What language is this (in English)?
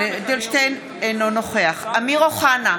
Hebrew